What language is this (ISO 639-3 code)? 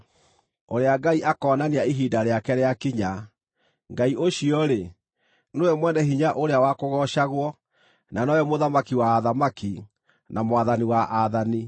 kik